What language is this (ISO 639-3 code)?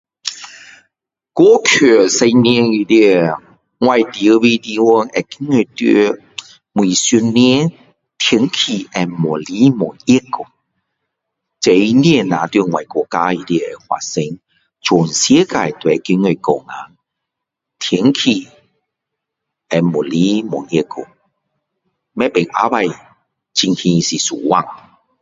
cdo